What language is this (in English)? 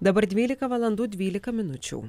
Lithuanian